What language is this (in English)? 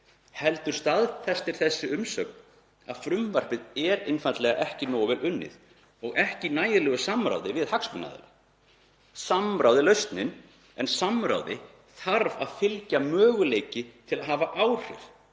Icelandic